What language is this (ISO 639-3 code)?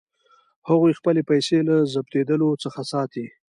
pus